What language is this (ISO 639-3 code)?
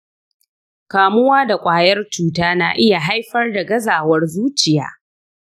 hau